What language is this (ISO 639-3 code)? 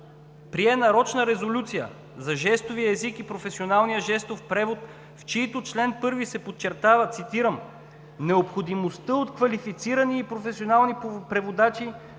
bul